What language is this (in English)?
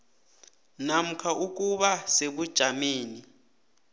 South Ndebele